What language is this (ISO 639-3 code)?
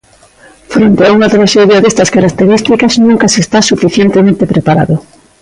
glg